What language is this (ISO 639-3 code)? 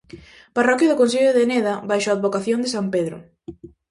glg